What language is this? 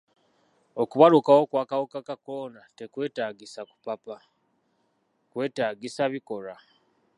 Ganda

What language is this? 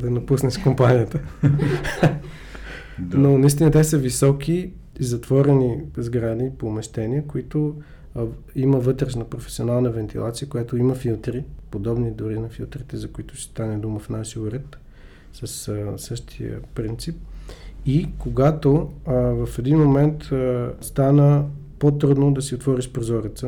Bulgarian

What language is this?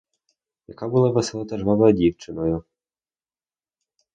Ukrainian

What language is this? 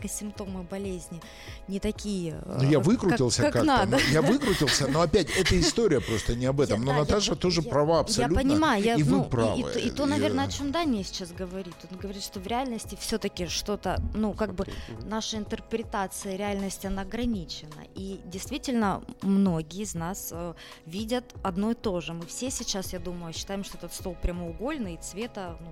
Russian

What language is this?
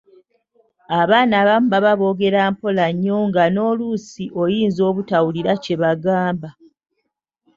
Ganda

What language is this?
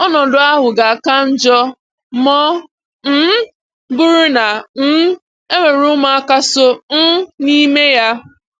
Igbo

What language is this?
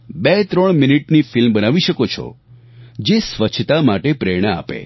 Gujarati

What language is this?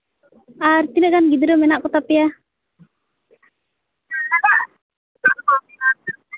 Santali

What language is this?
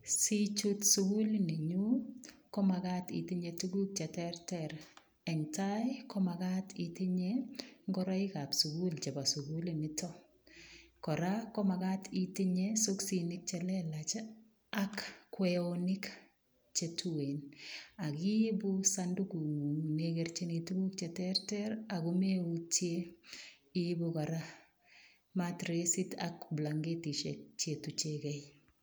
Kalenjin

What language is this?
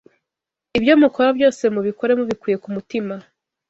Kinyarwanda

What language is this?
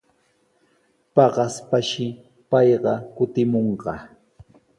Sihuas Ancash Quechua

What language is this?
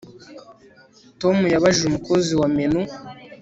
Kinyarwanda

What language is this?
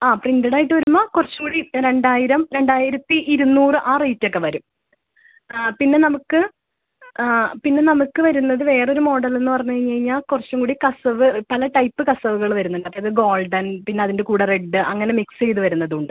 Malayalam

